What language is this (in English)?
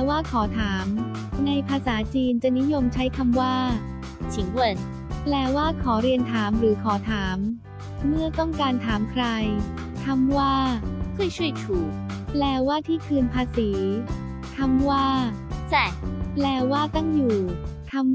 Thai